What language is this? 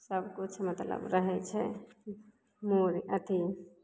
Maithili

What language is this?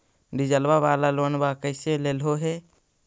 Magahi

